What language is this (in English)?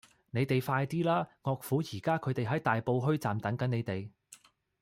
Cantonese